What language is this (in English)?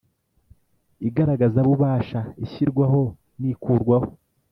Kinyarwanda